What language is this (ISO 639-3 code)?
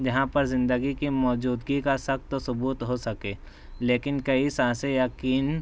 urd